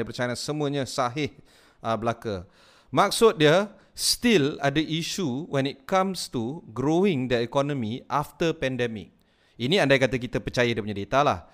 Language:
Malay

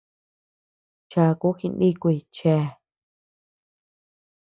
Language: Tepeuxila Cuicatec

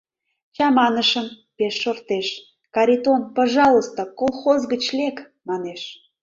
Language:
Mari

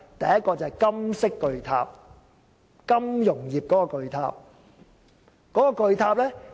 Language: Cantonese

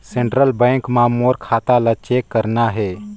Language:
Chhattisgarhi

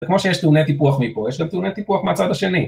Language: Hebrew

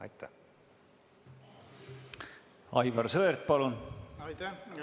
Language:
Estonian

